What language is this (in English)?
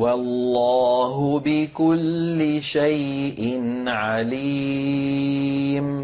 Arabic